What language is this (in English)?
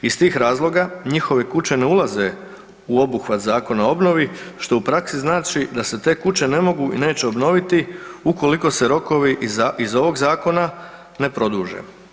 Croatian